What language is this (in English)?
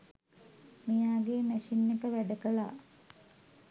Sinhala